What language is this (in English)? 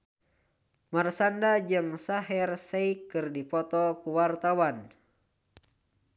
Sundanese